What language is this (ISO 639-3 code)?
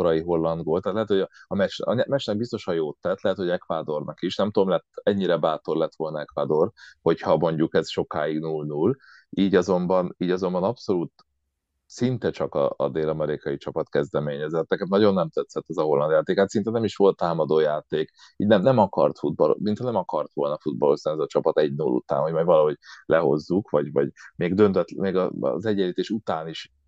hun